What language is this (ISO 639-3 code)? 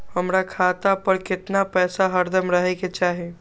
mag